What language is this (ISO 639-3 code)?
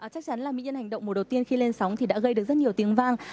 vie